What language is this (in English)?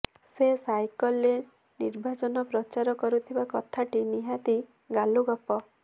Odia